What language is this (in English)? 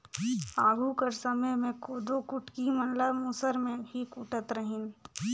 Chhattisgarhi